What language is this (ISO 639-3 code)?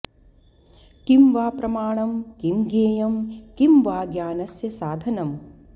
san